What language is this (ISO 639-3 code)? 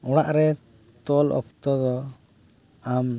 sat